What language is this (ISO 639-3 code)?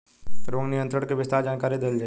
bho